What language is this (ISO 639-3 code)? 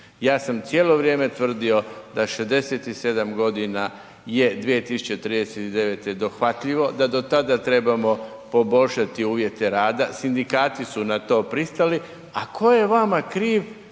hrv